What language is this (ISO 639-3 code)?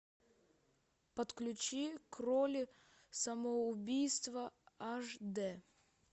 rus